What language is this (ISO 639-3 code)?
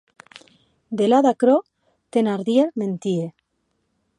oci